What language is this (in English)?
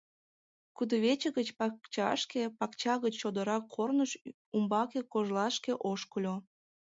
Mari